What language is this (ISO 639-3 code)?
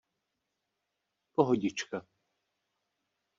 ces